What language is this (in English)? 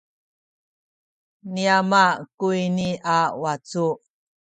Sakizaya